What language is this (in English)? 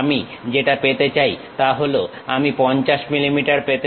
Bangla